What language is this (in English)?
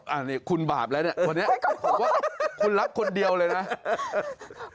Thai